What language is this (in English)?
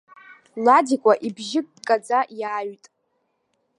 Abkhazian